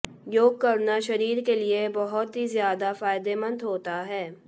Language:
Hindi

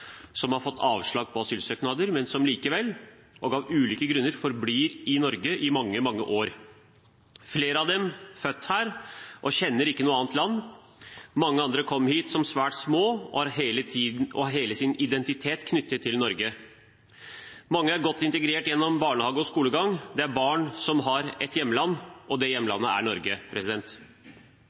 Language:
Norwegian Bokmål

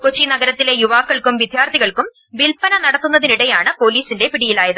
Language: Malayalam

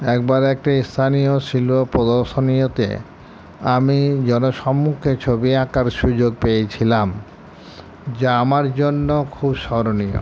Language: Bangla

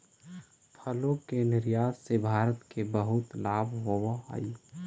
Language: Magahi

